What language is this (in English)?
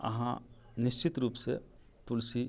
Maithili